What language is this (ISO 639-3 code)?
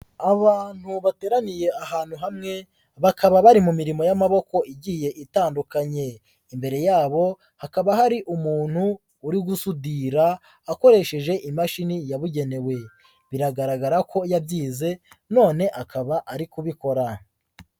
kin